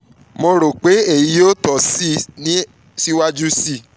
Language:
Yoruba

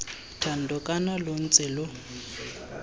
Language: Tswana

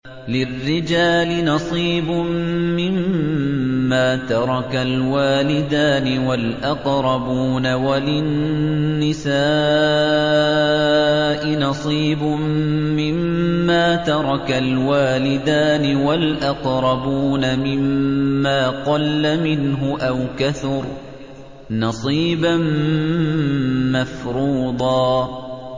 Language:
Arabic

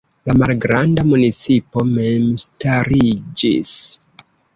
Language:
Esperanto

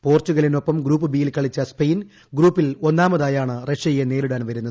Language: Malayalam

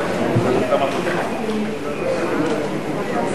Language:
Hebrew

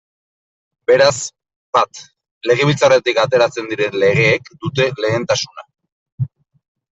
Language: Basque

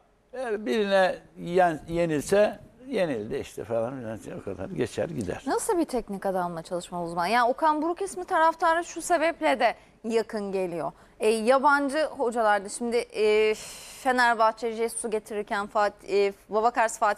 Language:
Turkish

